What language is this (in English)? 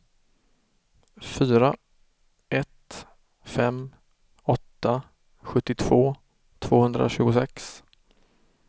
Swedish